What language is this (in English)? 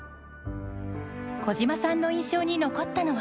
Japanese